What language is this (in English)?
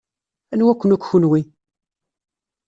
Kabyle